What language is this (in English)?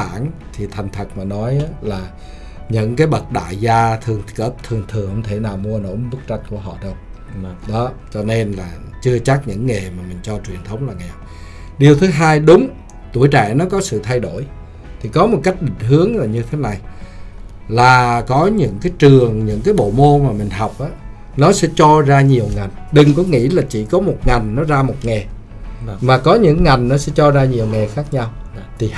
Vietnamese